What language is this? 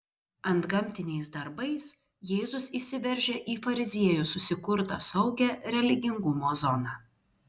Lithuanian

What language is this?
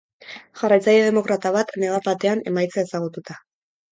Basque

